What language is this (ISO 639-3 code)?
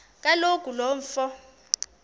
xho